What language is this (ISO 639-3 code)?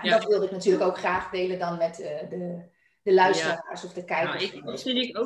nld